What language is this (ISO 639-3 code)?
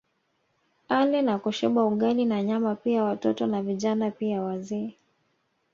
swa